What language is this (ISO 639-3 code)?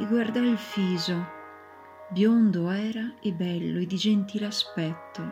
ita